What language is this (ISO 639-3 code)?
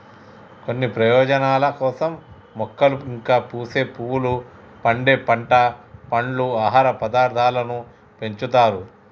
tel